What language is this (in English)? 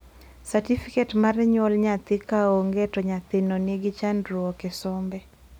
Luo (Kenya and Tanzania)